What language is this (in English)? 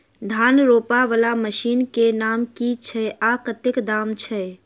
Maithili